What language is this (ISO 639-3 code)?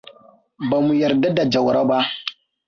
hau